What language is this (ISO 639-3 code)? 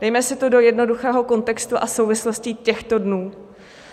ces